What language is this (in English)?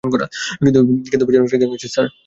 Bangla